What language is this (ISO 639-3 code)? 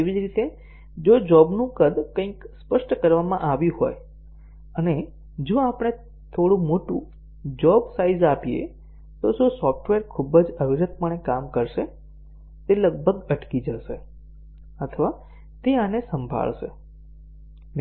guj